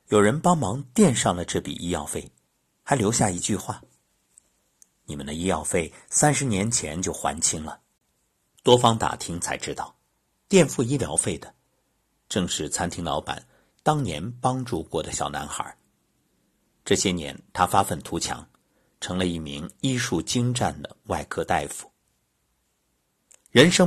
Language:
Chinese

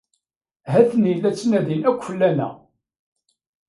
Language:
Kabyle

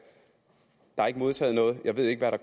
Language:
Danish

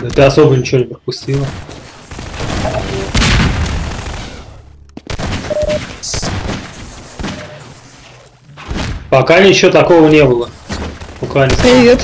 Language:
Russian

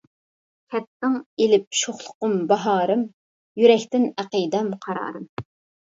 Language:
Uyghur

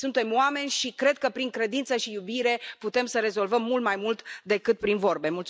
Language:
Romanian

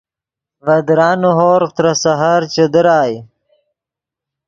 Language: Yidgha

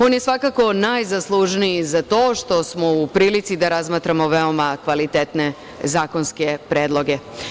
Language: Serbian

